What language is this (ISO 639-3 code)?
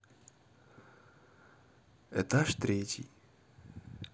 rus